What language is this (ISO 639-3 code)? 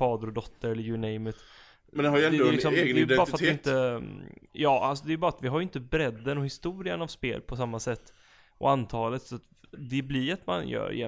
swe